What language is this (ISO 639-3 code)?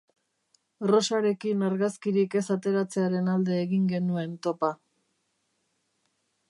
eus